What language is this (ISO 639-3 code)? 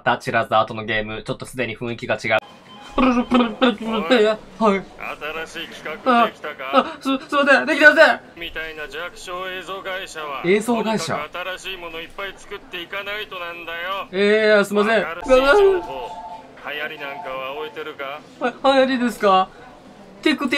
jpn